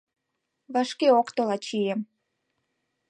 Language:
Mari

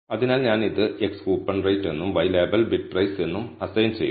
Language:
Malayalam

